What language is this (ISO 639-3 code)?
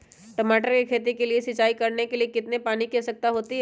mag